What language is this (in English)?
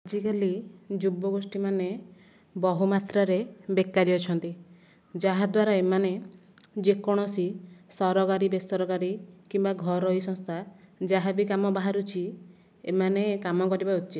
Odia